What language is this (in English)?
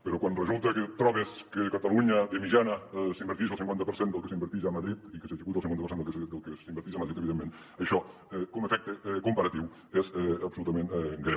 Catalan